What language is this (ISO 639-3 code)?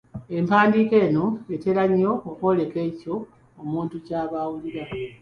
lug